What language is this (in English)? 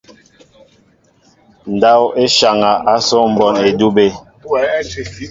Mbo (Cameroon)